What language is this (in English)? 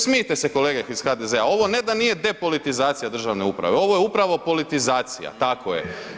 Croatian